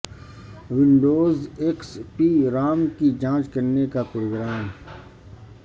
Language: Urdu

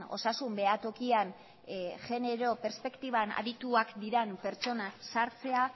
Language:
Basque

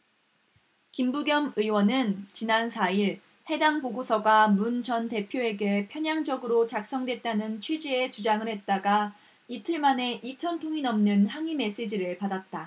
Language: Korean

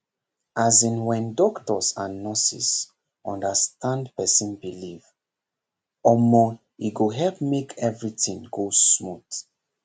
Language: Nigerian Pidgin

